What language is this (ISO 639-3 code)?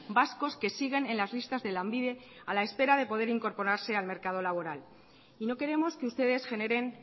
spa